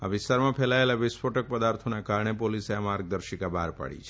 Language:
Gujarati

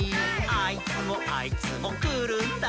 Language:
Japanese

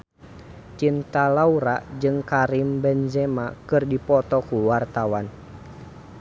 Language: Sundanese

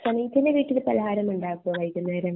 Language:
Malayalam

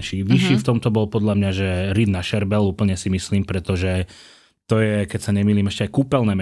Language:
Slovak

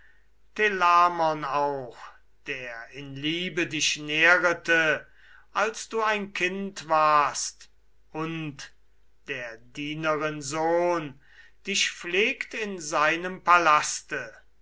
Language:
German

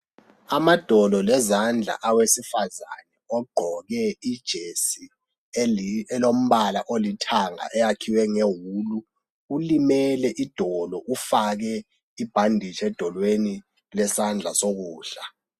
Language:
North Ndebele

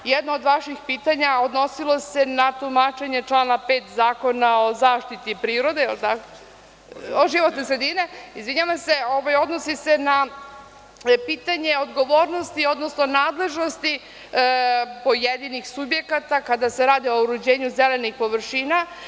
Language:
Serbian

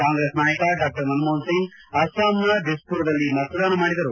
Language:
Kannada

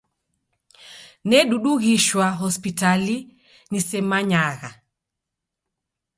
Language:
Taita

